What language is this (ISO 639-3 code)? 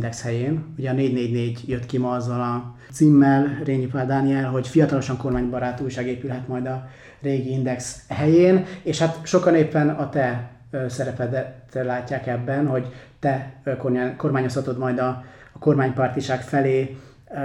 hun